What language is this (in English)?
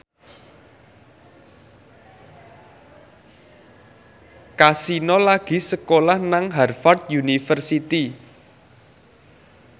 Javanese